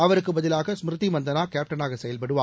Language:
Tamil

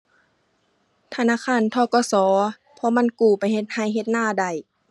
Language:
Thai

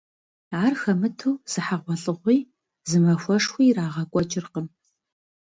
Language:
Kabardian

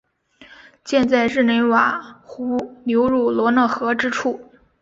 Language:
Chinese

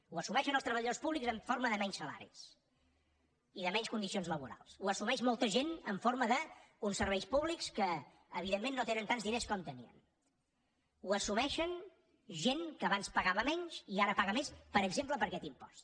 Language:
Catalan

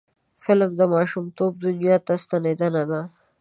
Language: Pashto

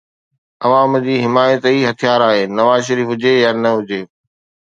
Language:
Sindhi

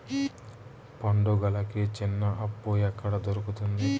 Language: Telugu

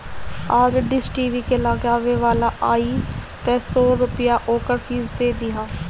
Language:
Bhojpuri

